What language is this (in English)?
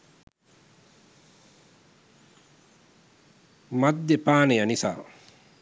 Sinhala